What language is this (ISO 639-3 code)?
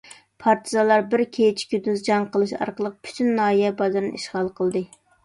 uig